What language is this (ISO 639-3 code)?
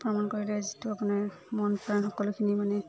asm